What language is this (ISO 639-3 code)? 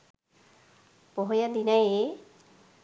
sin